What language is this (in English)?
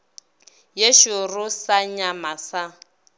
Northern Sotho